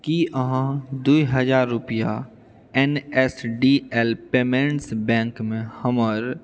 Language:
Maithili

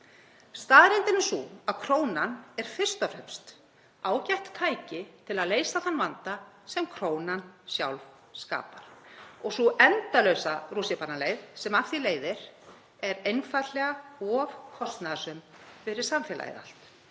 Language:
Icelandic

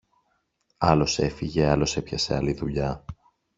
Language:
Greek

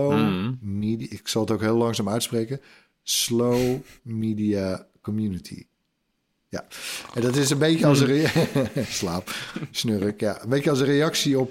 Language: Dutch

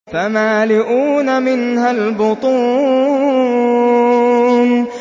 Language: Arabic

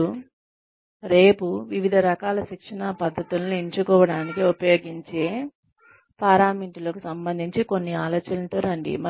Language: Telugu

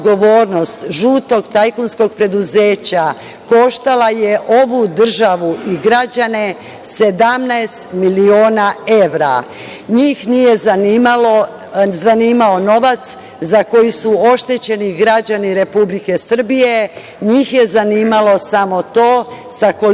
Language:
Serbian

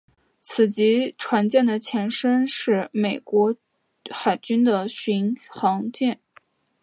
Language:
Chinese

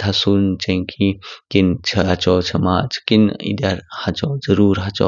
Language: Kinnauri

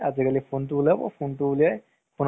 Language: Assamese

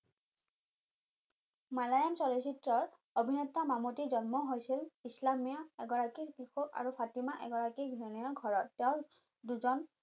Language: Assamese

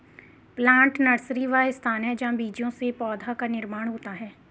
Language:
Hindi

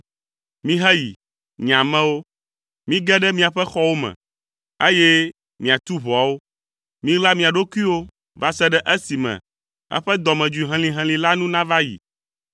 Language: Ewe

